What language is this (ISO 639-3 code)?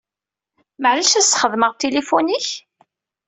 kab